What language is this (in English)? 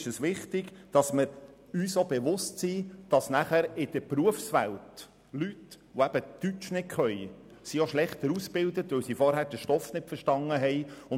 Swiss German